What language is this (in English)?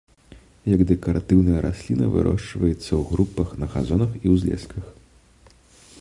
Belarusian